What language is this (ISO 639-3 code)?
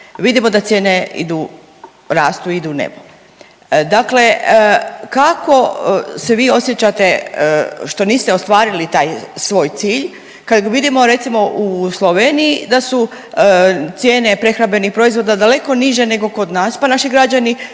hrv